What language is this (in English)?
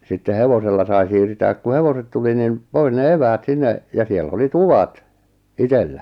Finnish